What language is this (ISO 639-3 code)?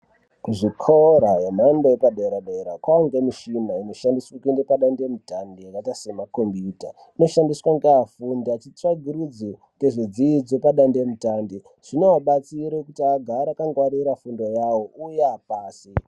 ndc